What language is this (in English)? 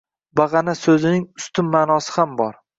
Uzbek